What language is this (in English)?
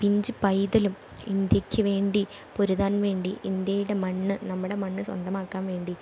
Malayalam